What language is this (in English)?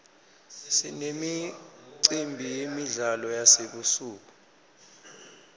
Swati